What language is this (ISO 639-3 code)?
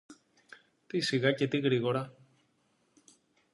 ell